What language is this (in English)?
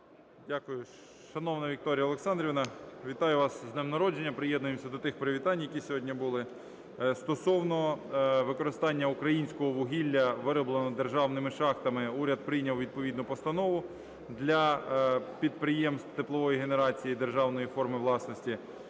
Ukrainian